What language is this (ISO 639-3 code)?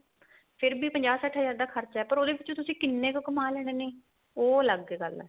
pan